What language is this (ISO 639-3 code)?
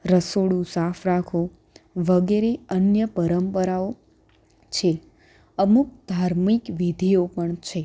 guj